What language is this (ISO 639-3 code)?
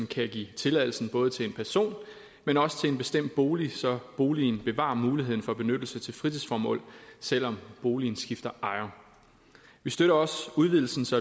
dan